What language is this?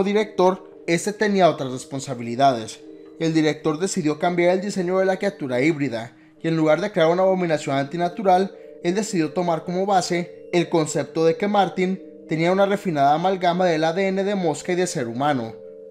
Spanish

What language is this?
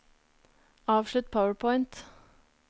Norwegian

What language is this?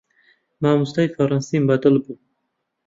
Central Kurdish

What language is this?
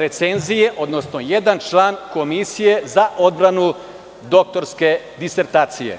Serbian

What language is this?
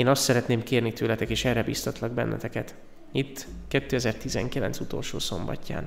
Hungarian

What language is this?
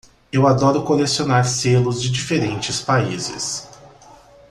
Portuguese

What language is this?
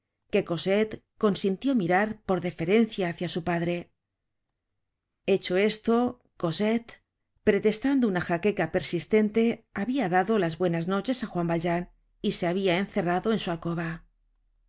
Spanish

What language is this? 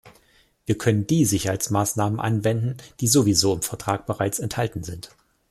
German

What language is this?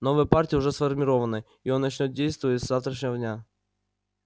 Russian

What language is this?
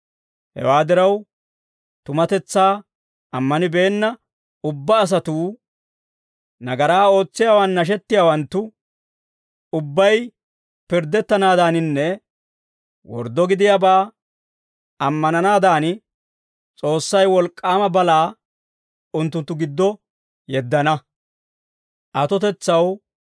Dawro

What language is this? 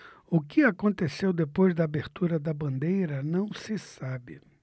Portuguese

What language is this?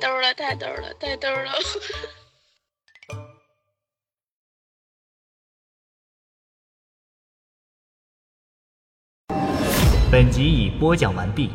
Chinese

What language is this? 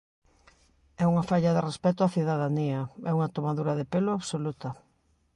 Galician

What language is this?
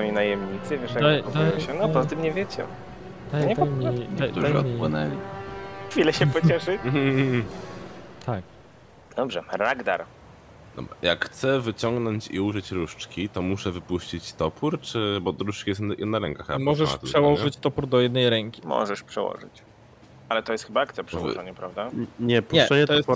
Polish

